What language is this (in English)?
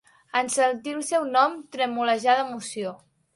Catalan